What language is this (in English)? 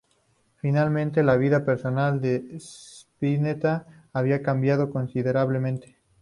Spanish